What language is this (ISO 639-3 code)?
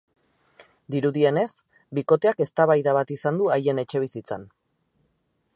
eus